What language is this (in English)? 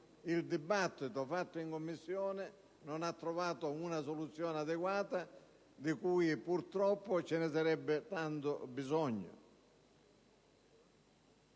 Italian